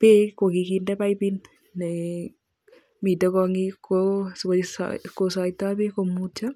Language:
Kalenjin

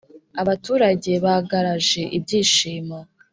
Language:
Kinyarwanda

